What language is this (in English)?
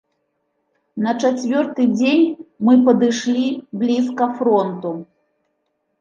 Belarusian